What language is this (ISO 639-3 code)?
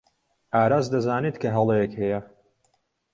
ckb